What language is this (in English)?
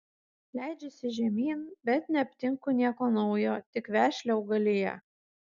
Lithuanian